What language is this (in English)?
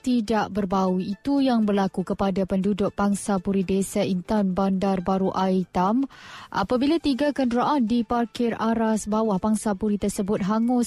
Malay